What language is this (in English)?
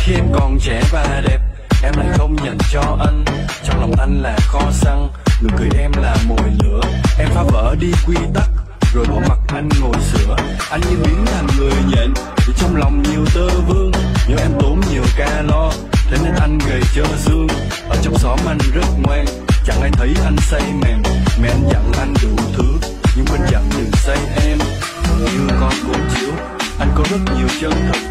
Vietnamese